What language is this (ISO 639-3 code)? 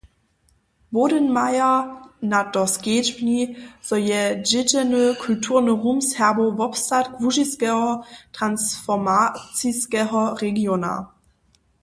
hsb